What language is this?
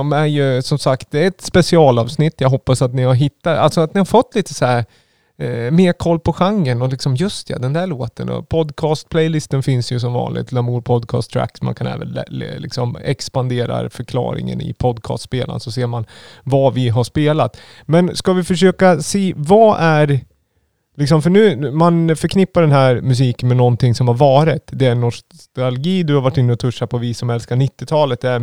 Swedish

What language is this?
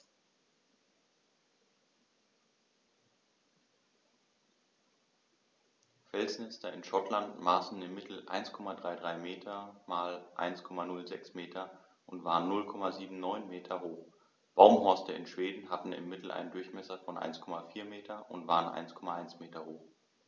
German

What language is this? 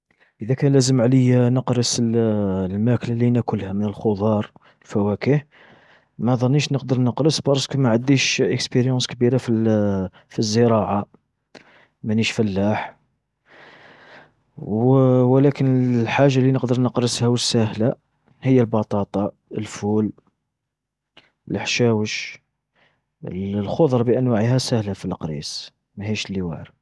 Algerian Arabic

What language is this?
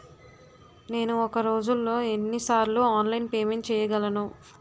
Telugu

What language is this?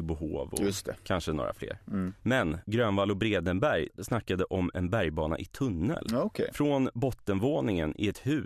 Swedish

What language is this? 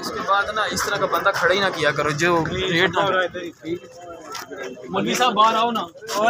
Hindi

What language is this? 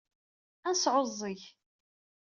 Kabyle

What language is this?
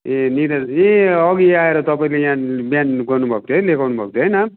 Nepali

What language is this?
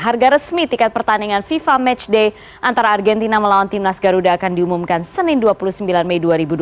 Indonesian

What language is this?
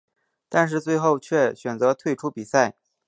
Chinese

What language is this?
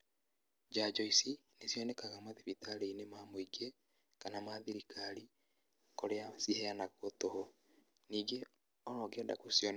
Kikuyu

